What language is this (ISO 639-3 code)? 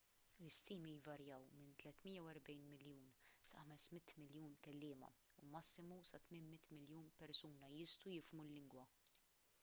mlt